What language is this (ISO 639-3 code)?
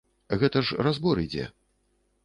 bel